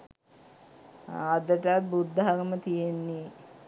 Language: Sinhala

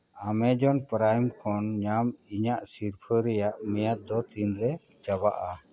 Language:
Santali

